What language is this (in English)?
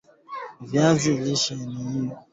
Swahili